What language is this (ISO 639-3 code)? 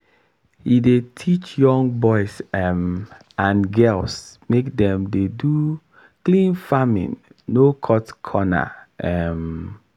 pcm